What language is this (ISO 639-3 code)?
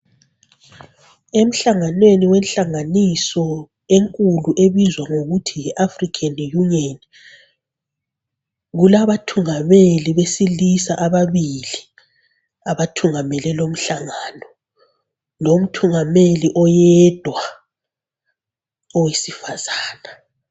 nde